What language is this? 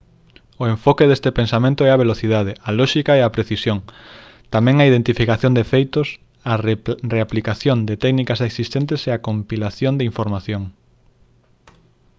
Galician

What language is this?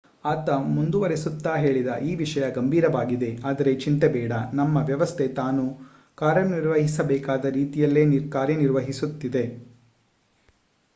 Kannada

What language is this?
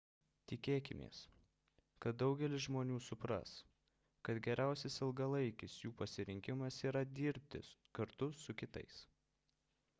Lithuanian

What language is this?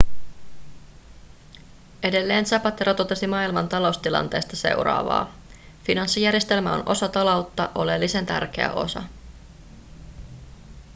Finnish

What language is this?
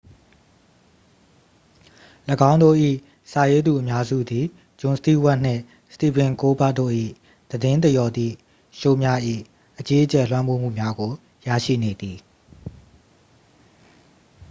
Burmese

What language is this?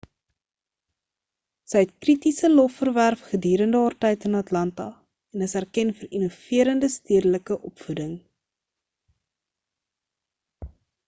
Afrikaans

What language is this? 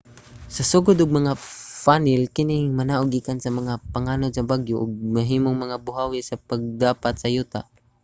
Cebuano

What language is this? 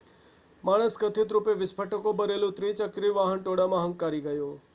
Gujarati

